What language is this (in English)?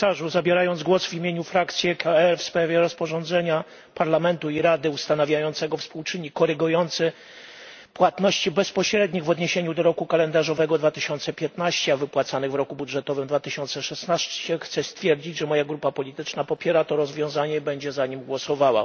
Polish